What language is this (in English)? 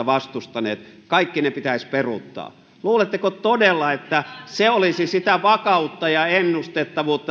Finnish